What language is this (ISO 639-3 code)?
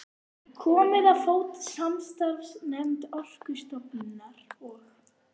isl